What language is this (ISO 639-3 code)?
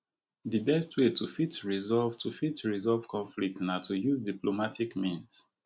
pcm